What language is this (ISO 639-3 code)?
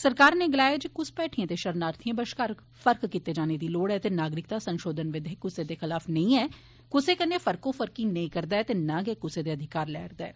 doi